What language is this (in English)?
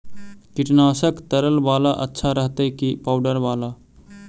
Magahi